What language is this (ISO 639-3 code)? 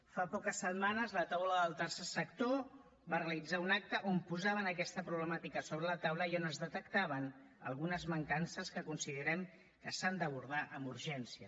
cat